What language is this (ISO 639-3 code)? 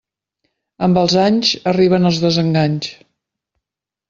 cat